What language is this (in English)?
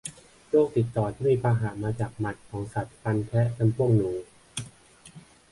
Thai